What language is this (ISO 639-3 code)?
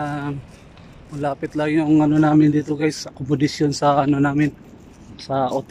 fil